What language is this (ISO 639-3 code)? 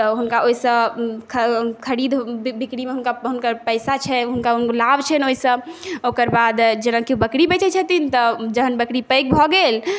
mai